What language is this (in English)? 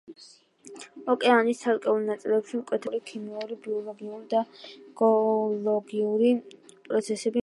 Georgian